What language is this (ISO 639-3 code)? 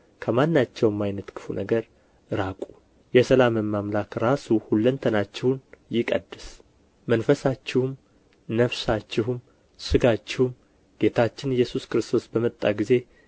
amh